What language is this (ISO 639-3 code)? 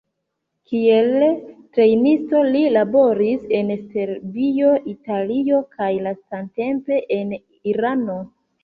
epo